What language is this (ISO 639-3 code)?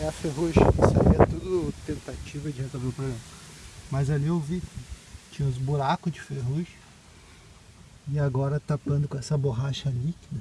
por